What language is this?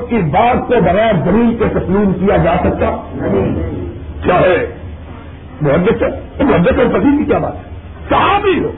Urdu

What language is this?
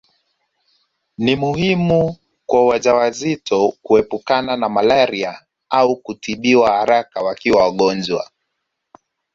Swahili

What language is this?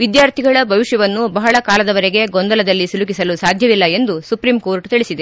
Kannada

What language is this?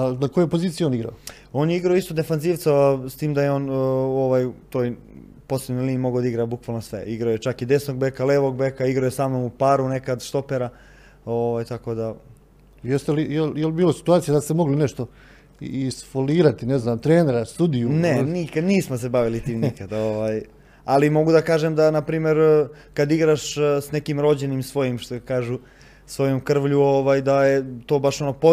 Croatian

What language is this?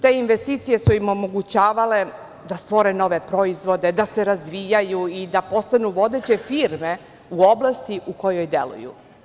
Serbian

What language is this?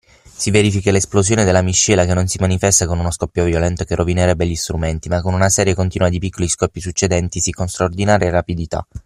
Italian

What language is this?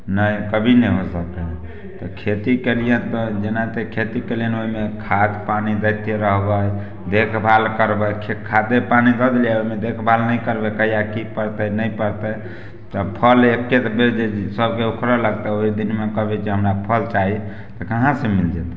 Maithili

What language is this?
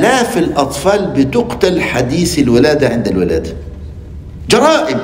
Arabic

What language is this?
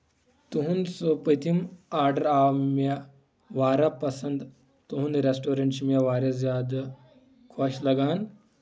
Kashmiri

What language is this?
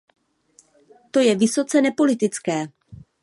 Czech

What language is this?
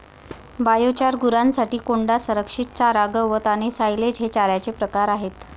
Marathi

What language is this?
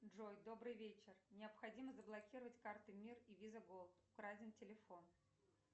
Russian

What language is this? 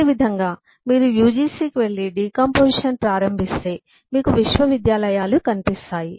Telugu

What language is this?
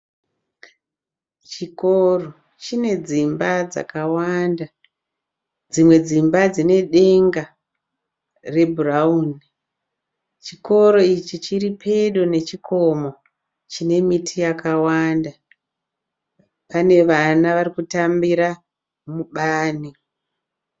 Shona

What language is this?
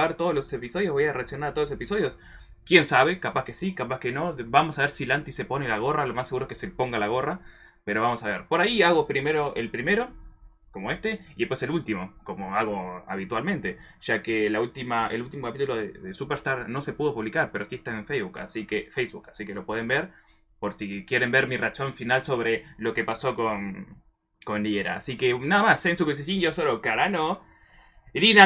Spanish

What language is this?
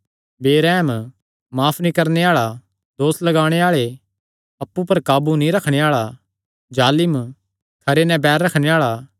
Kangri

